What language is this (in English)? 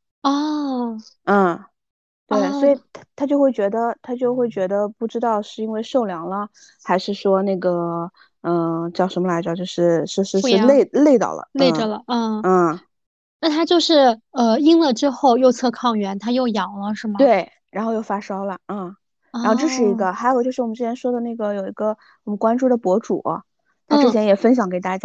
Chinese